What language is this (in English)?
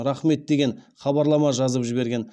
Kazakh